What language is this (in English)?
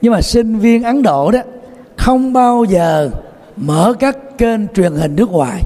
Vietnamese